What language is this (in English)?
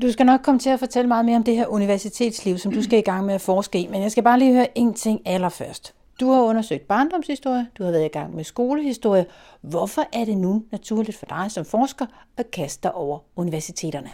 Danish